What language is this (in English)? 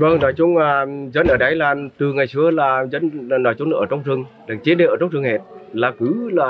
Vietnamese